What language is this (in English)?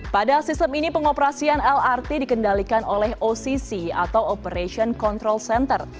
Indonesian